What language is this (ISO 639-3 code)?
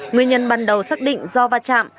vie